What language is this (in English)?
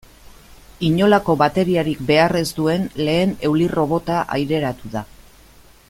Basque